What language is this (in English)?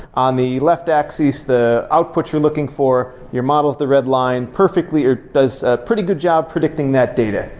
English